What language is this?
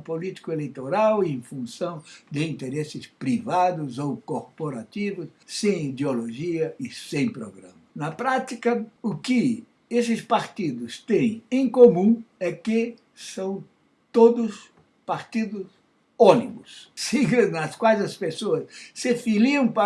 Portuguese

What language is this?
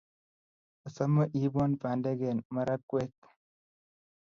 Kalenjin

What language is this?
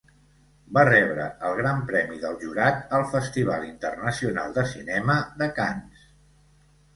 Catalan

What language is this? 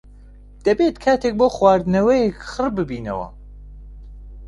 Central Kurdish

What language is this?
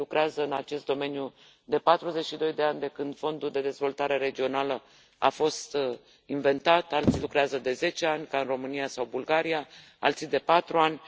Romanian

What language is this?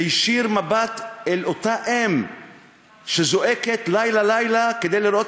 Hebrew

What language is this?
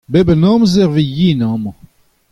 Breton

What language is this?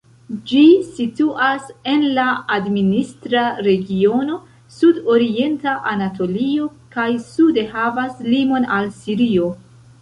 Esperanto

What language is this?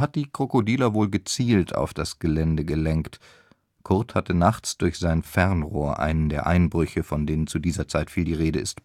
German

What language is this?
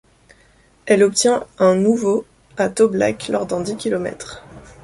French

